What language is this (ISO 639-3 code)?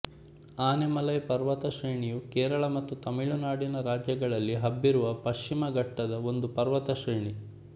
kan